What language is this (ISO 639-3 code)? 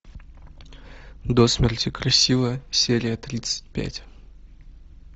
rus